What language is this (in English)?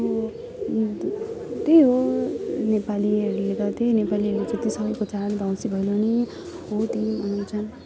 Nepali